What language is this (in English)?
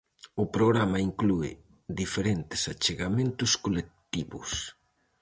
Galician